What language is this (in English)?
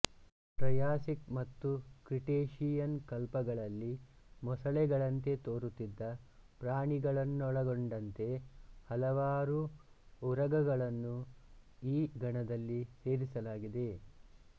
Kannada